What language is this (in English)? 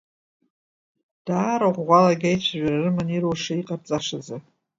Abkhazian